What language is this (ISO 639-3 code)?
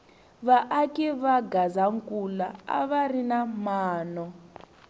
tso